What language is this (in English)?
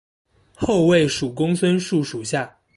Chinese